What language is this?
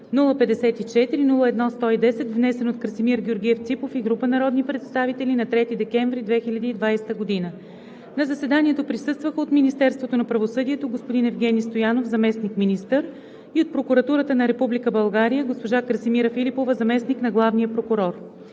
Bulgarian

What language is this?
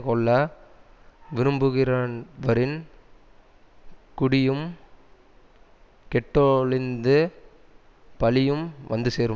Tamil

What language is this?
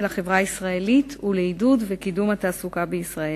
Hebrew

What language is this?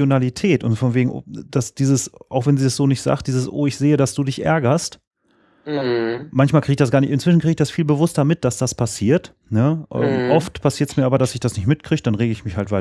German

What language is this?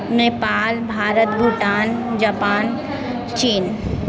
Maithili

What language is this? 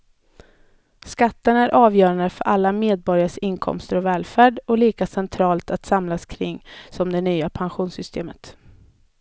Swedish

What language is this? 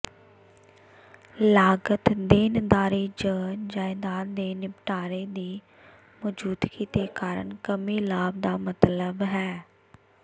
Punjabi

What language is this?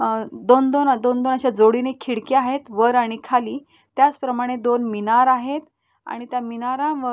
Marathi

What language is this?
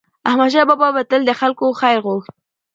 Pashto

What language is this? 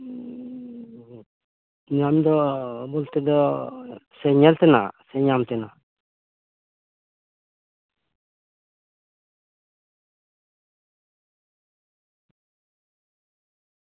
Santali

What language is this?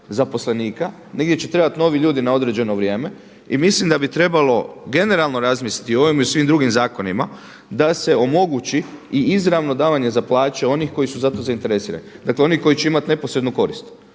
Croatian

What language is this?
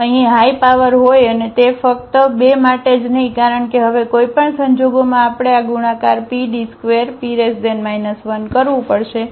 Gujarati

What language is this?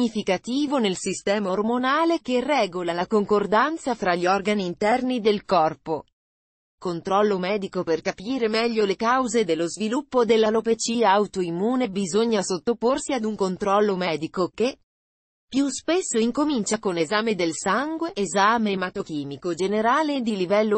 Italian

